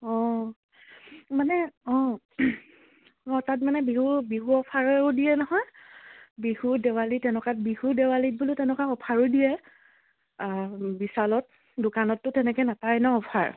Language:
Assamese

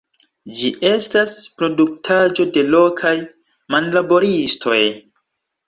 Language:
Esperanto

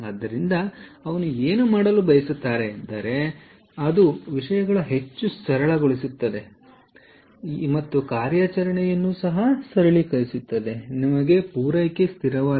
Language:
Kannada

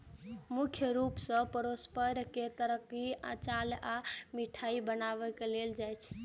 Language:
Maithili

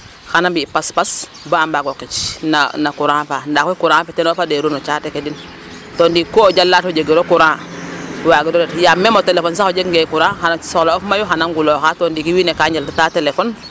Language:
Serer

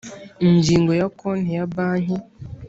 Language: Kinyarwanda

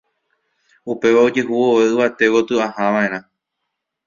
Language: Guarani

